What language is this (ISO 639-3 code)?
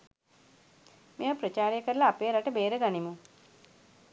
sin